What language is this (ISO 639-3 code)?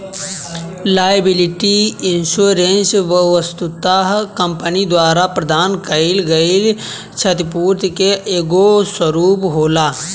bho